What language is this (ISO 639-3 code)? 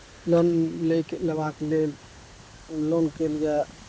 mai